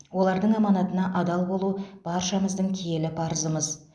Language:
Kazakh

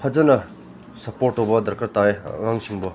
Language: Manipuri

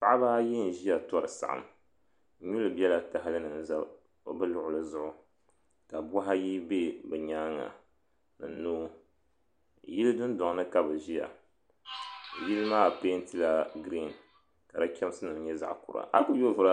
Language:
Dagbani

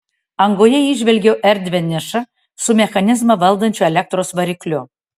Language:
Lithuanian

